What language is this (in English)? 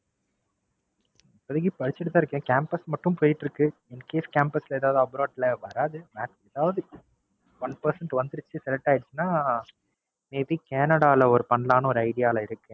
Tamil